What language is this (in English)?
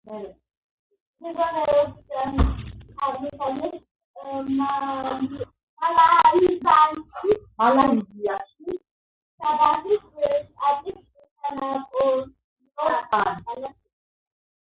Georgian